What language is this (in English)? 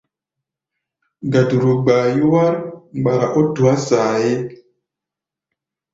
Gbaya